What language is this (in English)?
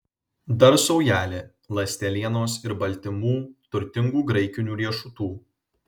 Lithuanian